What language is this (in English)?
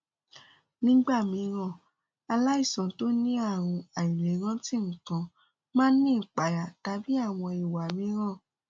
Yoruba